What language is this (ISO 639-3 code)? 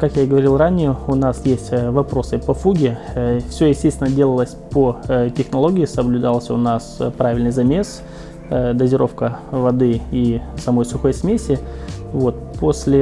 rus